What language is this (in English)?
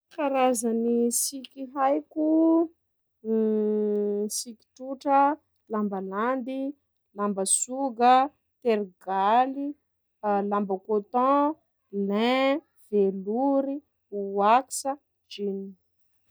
Sakalava Malagasy